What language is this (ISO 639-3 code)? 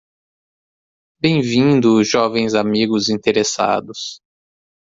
por